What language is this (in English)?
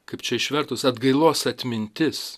Lithuanian